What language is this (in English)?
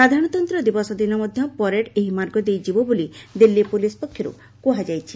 Odia